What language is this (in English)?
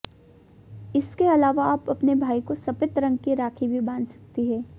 Hindi